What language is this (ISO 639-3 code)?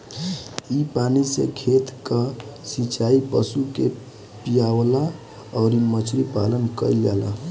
bho